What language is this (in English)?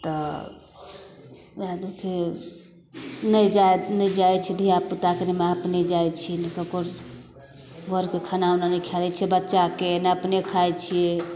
Maithili